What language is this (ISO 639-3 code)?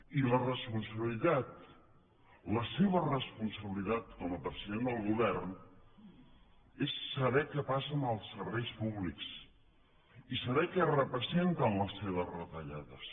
cat